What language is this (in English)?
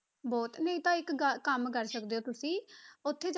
Punjabi